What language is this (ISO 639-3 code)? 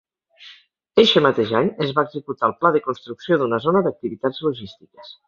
cat